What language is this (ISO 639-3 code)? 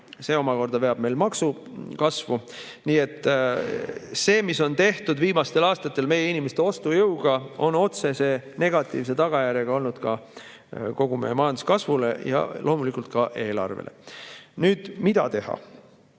est